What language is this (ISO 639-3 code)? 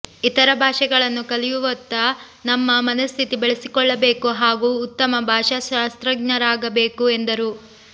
kan